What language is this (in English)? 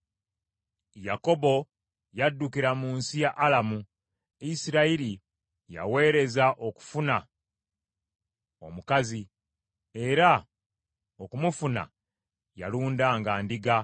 Ganda